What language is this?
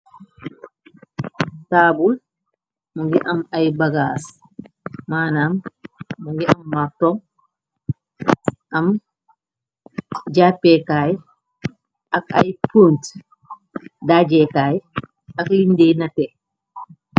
Wolof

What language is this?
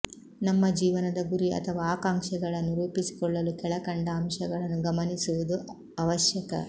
Kannada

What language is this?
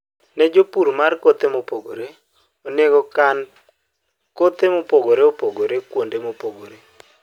Luo (Kenya and Tanzania)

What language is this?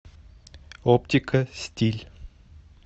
Russian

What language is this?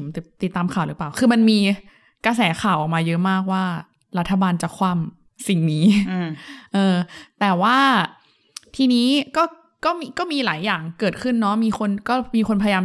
Thai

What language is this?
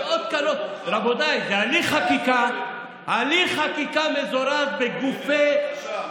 Hebrew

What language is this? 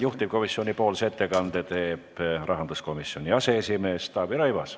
Estonian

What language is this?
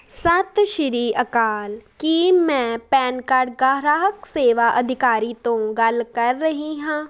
Punjabi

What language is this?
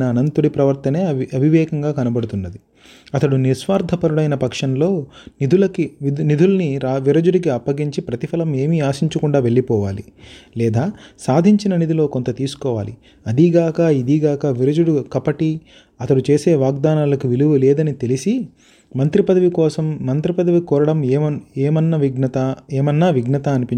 Telugu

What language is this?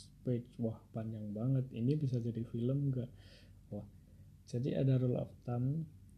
Indonesian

